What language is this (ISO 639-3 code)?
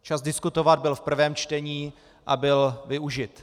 ces